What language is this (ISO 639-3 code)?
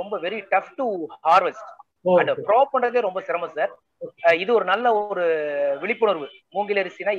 tam